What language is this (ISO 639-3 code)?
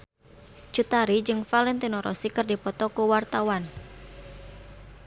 sun